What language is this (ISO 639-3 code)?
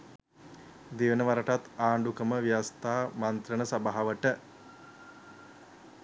sin